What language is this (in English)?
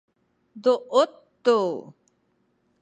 Sakizaya